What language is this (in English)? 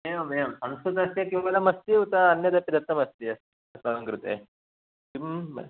Sanskrit